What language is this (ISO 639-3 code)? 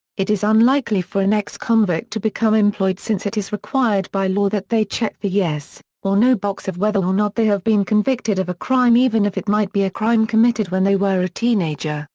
eng